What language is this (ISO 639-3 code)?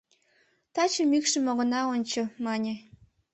chm